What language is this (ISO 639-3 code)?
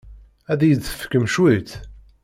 kab